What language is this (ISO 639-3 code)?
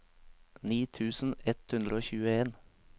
nor